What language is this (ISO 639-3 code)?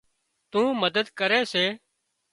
kxp